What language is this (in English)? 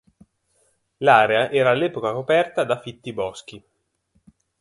Italian